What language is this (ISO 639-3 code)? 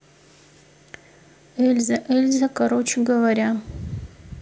rus